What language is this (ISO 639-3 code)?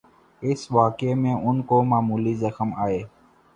urd